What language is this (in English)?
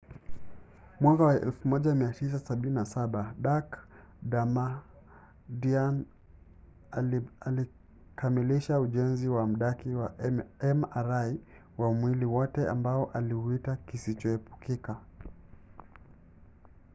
Swahili